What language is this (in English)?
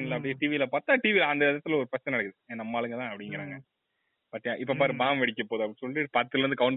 Tamil